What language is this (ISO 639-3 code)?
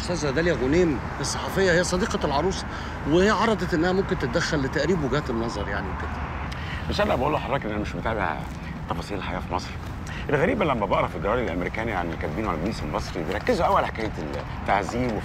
ara